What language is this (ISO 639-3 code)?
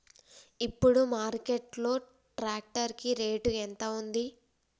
tel